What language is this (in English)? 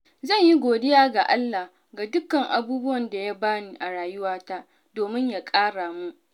Hausa